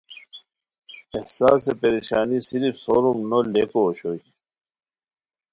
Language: Khowar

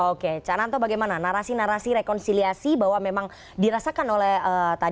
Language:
Indonesian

